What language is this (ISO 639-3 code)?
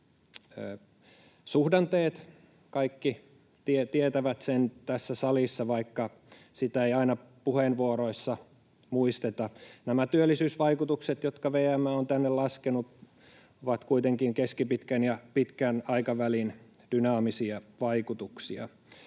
fin